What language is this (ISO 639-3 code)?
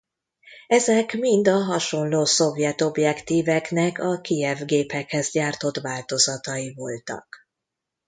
hun